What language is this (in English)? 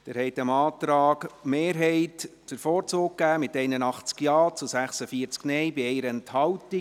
Swiss German